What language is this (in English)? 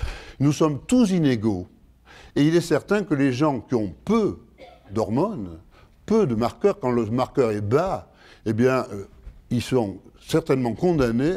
French